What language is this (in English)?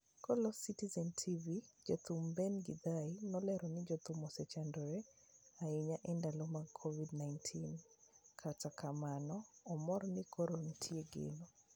Luo (Kenya and Tanzania)